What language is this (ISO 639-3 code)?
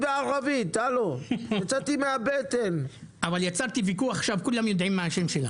heb